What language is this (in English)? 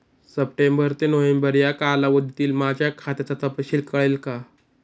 Marathi